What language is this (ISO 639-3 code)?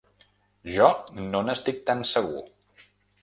cat